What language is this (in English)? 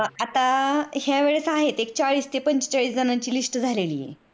Marathi